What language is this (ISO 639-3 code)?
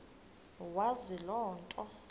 xho